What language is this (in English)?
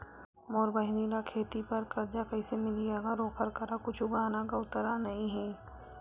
Chhattisgarhi